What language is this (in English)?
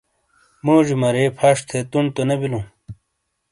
Shina